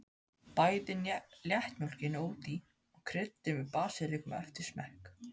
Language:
Icelandic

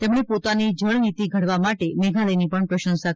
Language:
Gujarati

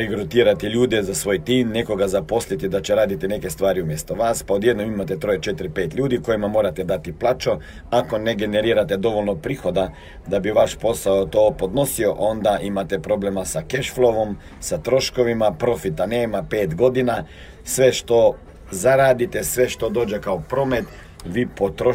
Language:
Croatian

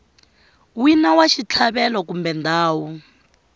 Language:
Tsonga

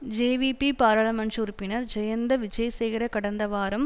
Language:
Tamil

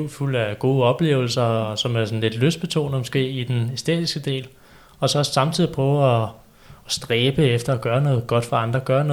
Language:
Danish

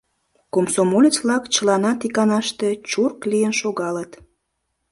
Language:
Mari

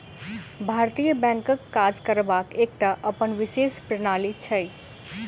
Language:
Maithili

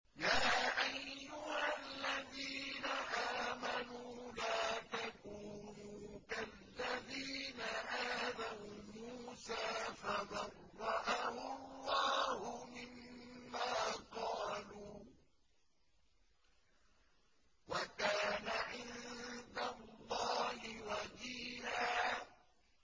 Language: Arabic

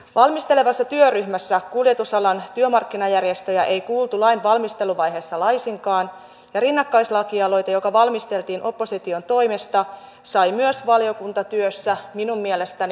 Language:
Finnish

